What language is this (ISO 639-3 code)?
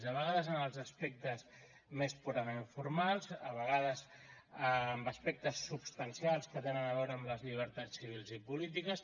cat